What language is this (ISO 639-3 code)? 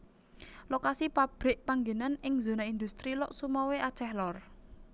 jav